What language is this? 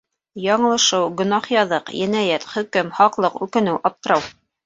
Bashkir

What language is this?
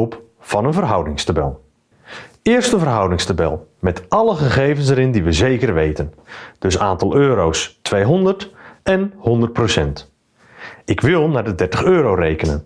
Dutch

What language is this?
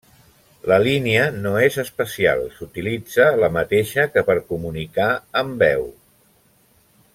Catalan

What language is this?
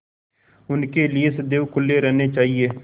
Hindi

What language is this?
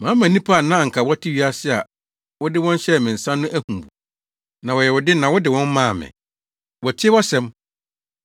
Akan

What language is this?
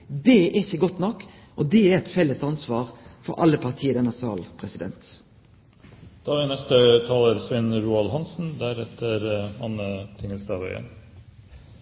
Norwegian Nynorsk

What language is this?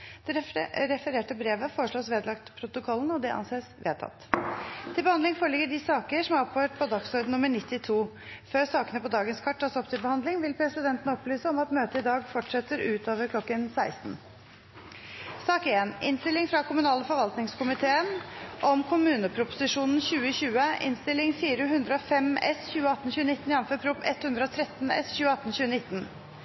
Norwegian Bokmål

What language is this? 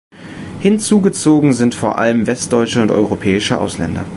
German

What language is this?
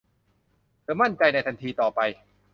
Thai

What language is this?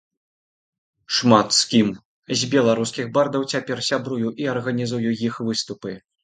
Belarusian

